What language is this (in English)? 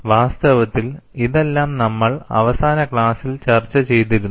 Malayalam